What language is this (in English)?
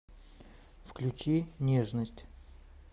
Russian